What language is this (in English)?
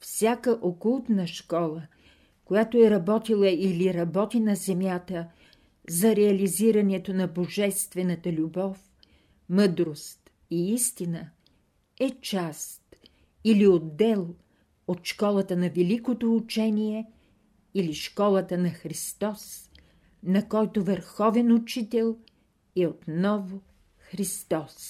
Bulgarian